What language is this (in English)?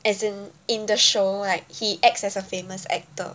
English